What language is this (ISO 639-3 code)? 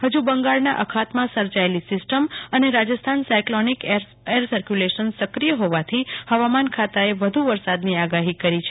guj